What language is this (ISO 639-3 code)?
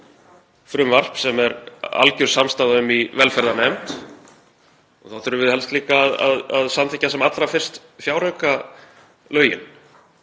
isl